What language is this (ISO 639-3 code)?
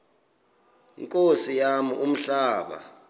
xho